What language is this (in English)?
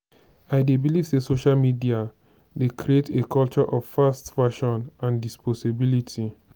Nigerian Pidgin